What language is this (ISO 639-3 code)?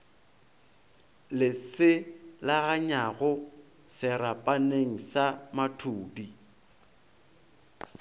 nso